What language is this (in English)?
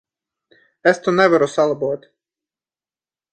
Latvian